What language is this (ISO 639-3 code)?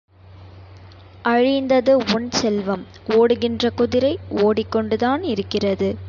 tam